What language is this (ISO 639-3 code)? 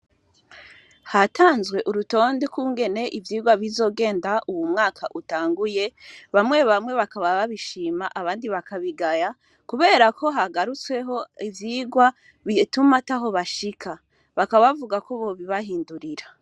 run